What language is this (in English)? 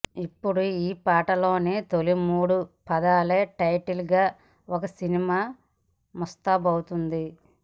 Telugu